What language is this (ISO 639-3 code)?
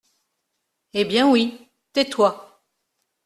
fra